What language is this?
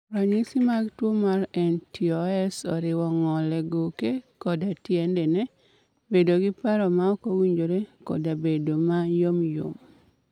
Luo (Kenya and Tanzania)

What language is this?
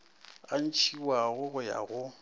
Northern Sotho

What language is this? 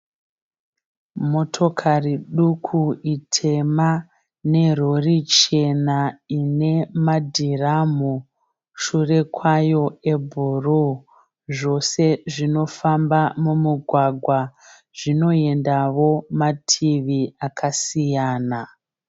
Shona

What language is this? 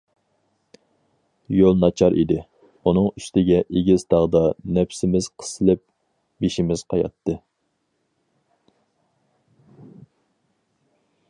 Uyghur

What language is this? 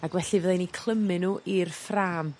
Welsh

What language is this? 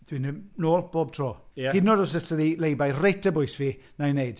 Welsh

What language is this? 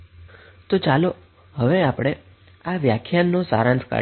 Gujarati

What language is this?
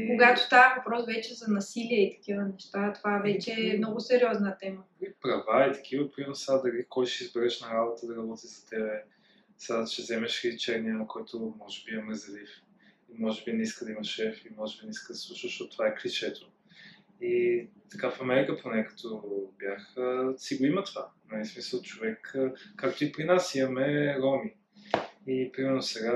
Bulgarian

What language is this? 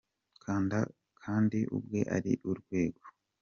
Kinyarwanda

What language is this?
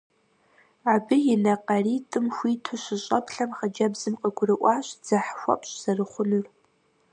Kabardian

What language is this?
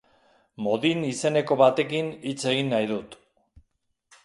Basque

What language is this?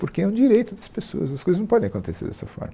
Portuguese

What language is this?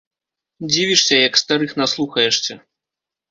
Belarusian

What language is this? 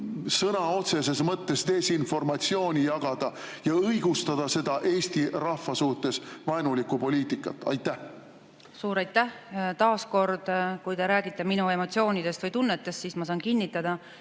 Estonian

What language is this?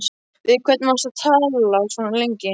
Icelandic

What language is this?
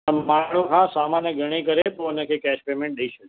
Sindhi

